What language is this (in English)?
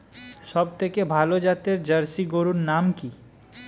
Bangla